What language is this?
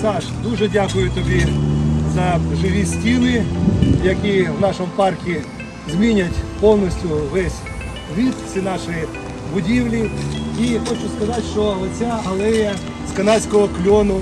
Ukrainian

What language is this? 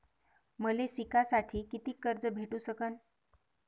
Marathi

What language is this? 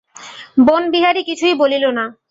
Bangla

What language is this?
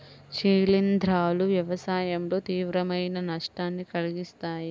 Telugu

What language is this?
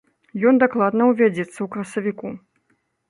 Belarusian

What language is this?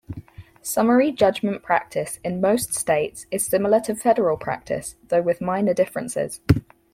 English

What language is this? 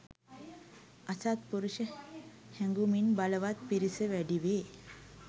Sinhala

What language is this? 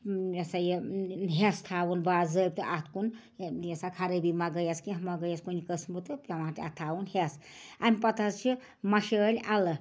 Kashmiri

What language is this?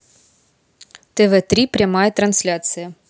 Russian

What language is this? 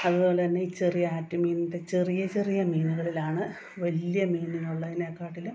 Malayalam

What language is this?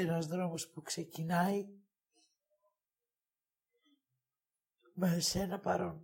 Greek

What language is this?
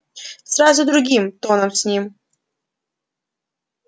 Russian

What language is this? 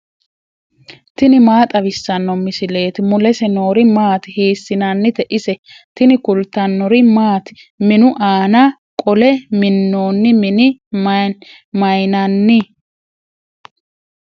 Sidamo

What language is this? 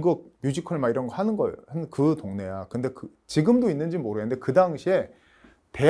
Korean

